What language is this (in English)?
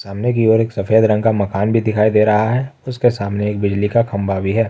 Hindi